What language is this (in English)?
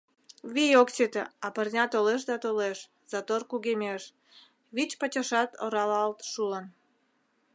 Mari